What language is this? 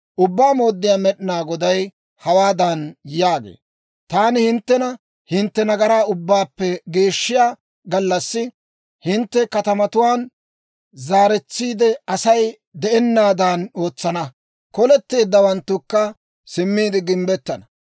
Dawro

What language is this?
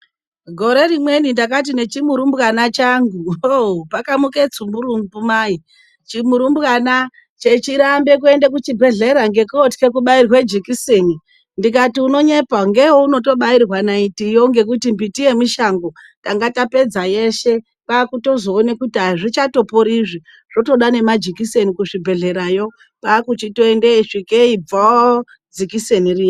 Ndau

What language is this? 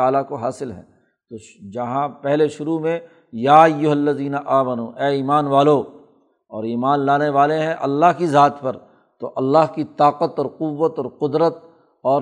Urdu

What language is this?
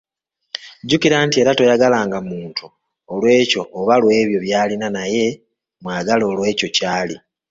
Ganda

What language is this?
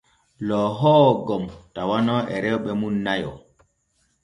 Borgu Fulfulde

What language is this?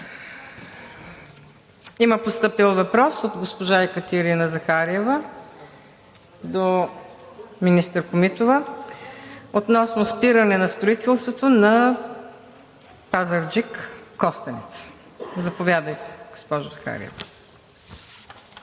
Bulgarian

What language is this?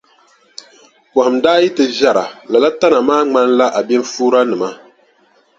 Dagbani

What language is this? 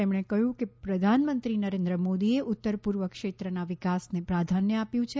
Gujarati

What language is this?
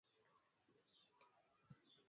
Swahili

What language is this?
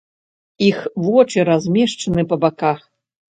Belarusian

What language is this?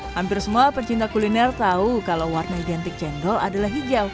Indonesian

